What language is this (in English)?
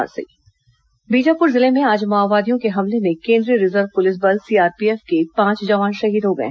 Hindi